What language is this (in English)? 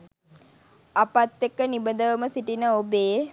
Sinhala